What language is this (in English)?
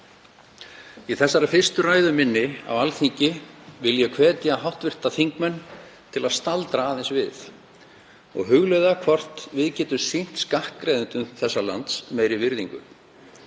Icelandic